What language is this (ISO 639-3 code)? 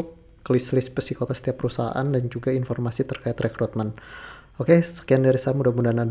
ind